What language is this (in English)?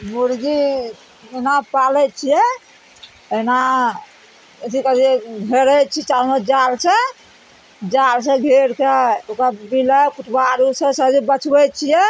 Maithili